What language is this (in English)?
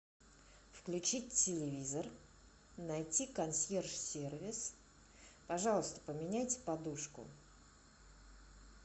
Russian